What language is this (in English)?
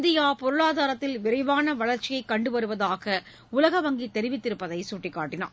Tamil